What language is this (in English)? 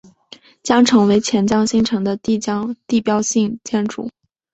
Chinese